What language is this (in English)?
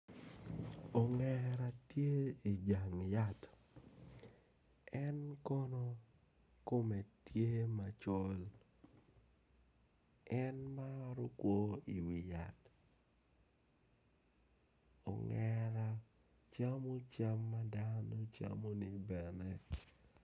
Acoli